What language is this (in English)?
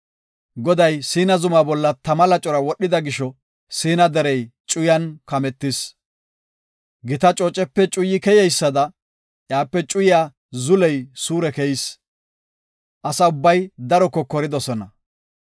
Gofa